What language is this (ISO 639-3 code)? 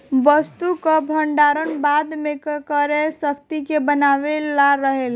bho